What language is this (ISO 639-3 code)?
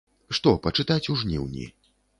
bel